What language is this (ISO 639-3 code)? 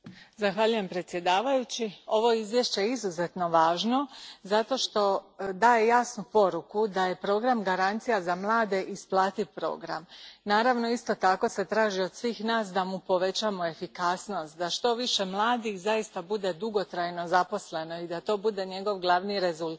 hrv